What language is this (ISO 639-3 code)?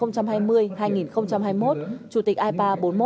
vie